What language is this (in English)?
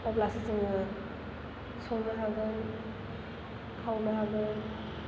Bodo